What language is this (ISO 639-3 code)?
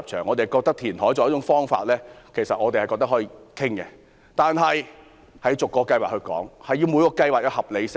yue